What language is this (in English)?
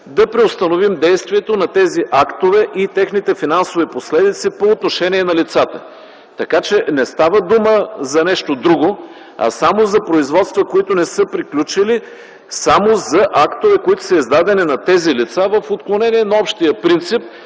Bulgarian